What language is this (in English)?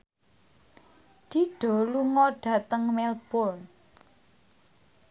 Javanese